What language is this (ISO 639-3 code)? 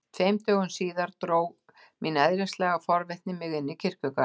isl